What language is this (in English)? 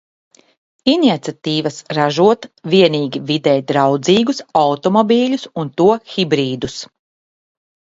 Latvian